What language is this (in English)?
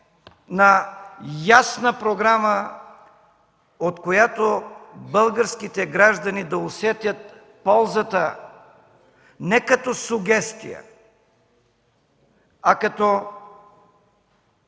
Bulgarian